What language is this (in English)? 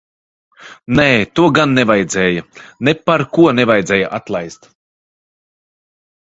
Latvian